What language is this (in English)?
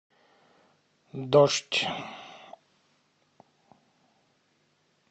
Russian